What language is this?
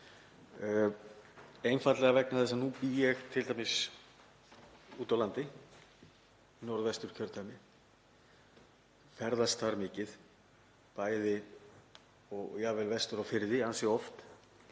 Icelandic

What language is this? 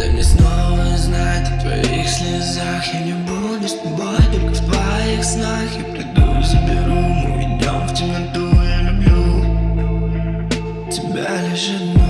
English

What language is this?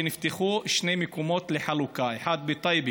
Hebrew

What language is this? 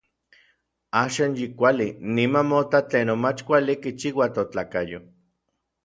Orizaba Nahuatl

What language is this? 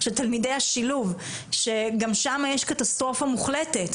Hebrew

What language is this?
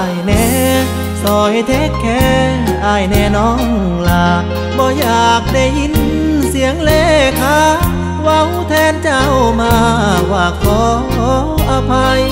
Thai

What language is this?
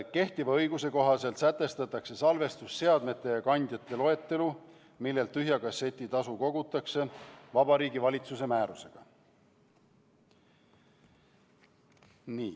Estonian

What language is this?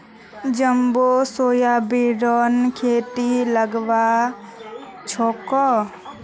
Magahi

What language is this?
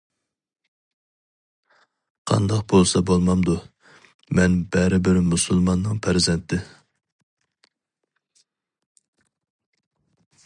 Uyghur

